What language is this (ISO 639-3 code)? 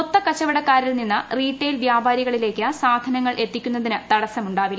mal